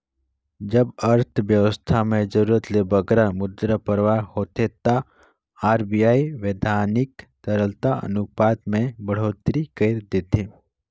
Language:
Chhattisgarhi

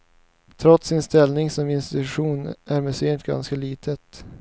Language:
Swedish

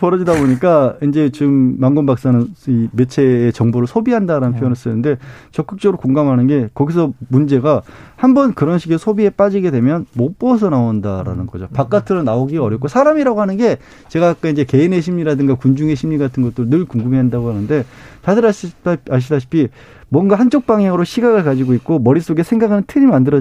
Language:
Korean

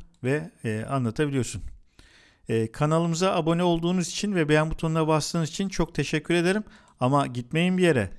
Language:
Turkish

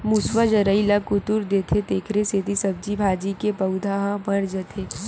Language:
Chhattisgarhi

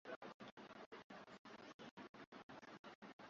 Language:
Swahili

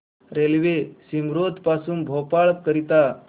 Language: Marathi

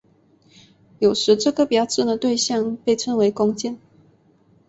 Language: Chinese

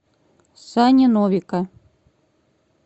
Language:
Russian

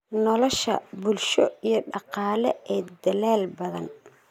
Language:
Somali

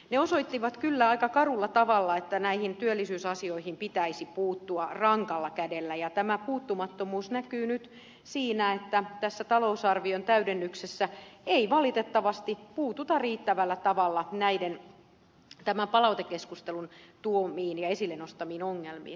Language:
Finnish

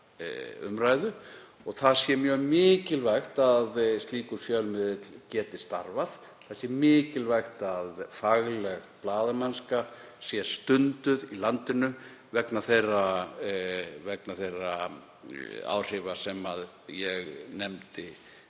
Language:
Icelandic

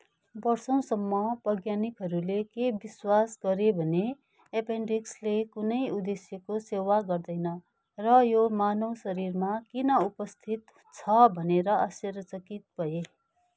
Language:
Nepali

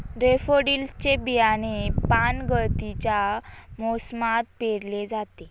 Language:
Marathi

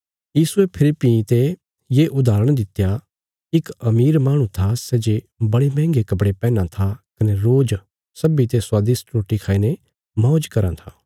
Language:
Bilaspuri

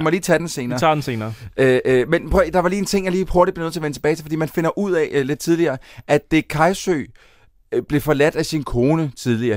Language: Danish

